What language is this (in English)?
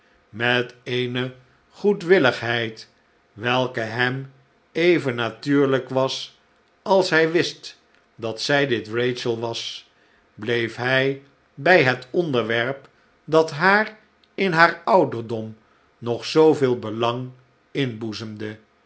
Dutch